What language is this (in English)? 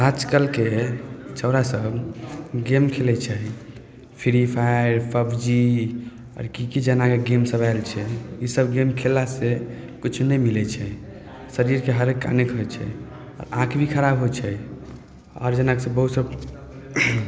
Maithili